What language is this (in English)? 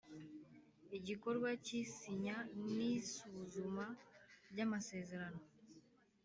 Kinyarwanda